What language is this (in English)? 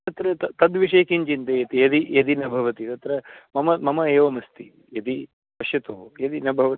Sanskrit